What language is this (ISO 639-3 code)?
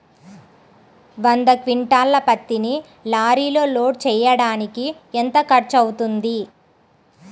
tel